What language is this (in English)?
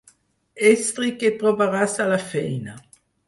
Catalan